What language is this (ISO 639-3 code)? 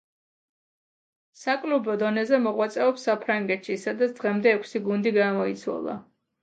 kat